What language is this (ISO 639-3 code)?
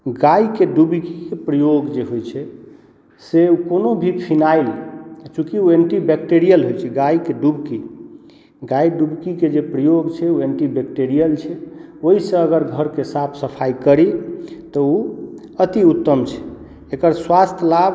mai